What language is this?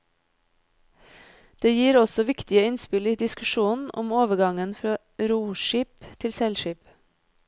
Norwegian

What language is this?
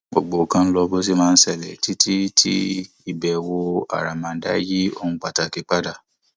Yoruba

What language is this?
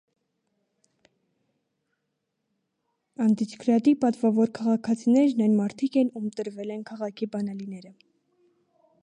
Armenian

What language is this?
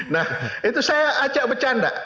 Indonesian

